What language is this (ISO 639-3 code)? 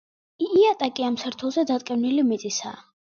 kat